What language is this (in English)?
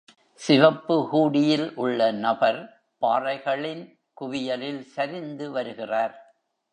Tamil